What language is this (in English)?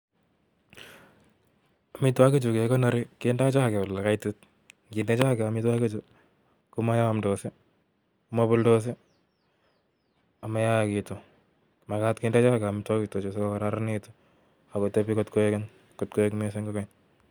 Kalenjin